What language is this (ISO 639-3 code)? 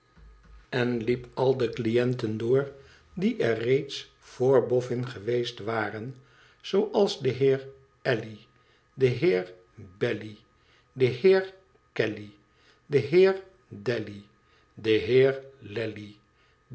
nld